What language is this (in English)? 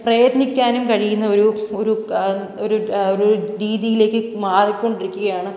Malayalam